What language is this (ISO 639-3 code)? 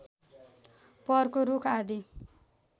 nep